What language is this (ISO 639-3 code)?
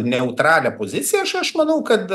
lit